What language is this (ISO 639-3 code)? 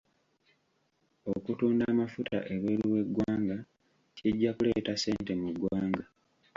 lug